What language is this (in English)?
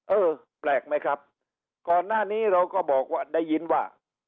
Thai